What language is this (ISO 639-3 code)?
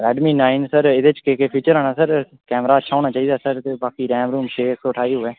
doi